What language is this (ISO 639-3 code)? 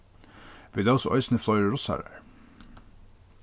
fao